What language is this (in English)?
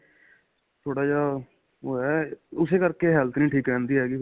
Punjabi